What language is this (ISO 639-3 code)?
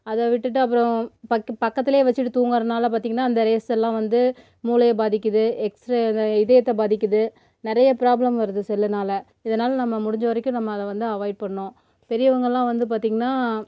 tam